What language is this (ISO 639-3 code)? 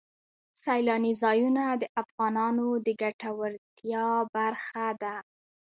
pus